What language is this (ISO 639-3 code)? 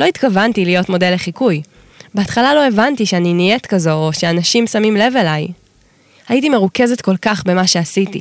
heb